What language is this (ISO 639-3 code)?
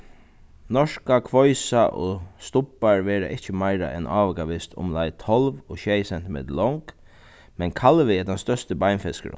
fao